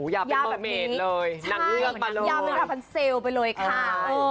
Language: Thai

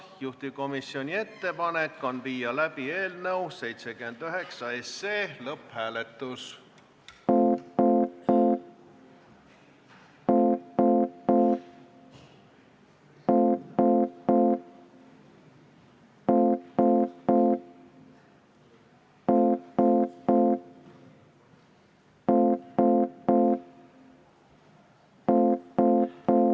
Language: Estonian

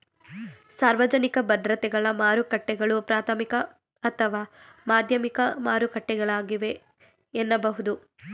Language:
Kannada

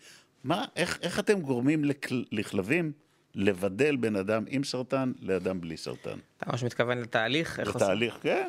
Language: Hebrew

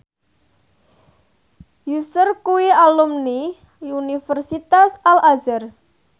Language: Javanese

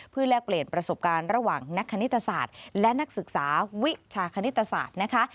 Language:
Thai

